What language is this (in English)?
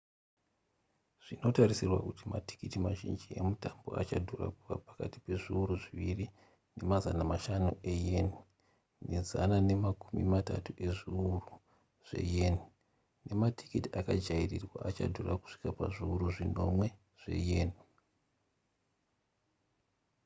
Shona